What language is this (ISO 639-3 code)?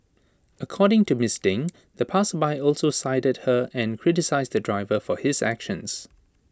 eng